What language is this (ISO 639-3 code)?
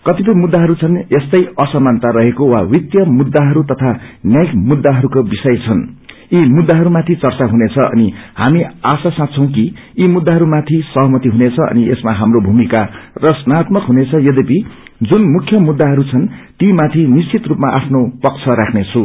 nep